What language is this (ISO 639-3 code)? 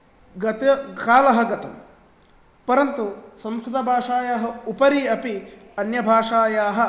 san